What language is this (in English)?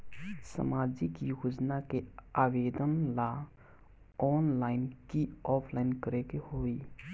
Bhojpuri